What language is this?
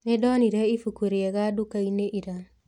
Kikuyu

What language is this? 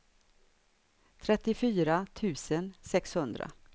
Swedish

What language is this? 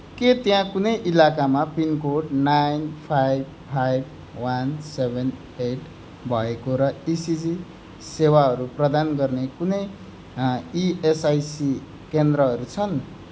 Nepali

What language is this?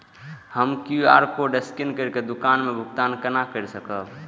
Maithili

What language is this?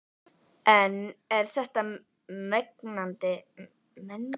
Icelandic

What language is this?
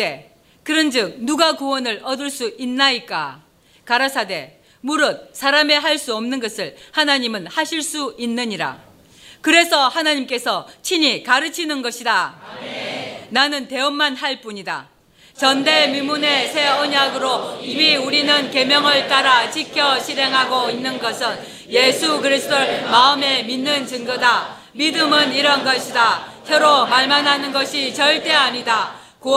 Korean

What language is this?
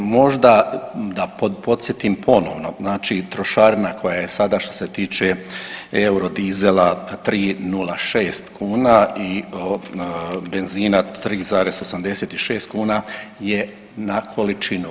Croatian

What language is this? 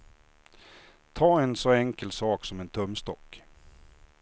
Swedish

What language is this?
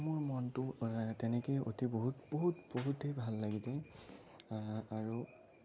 Assamese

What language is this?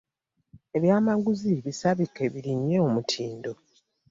Ganda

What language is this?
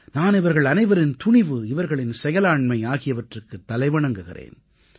Tamil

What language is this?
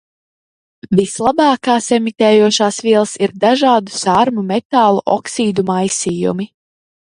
Latvian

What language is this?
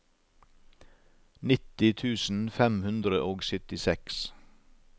Norwegian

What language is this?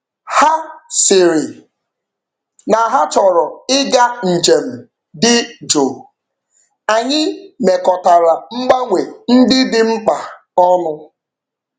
Igbo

